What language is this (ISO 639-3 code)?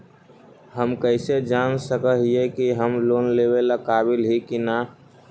mag